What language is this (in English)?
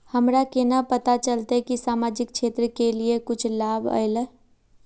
Magahi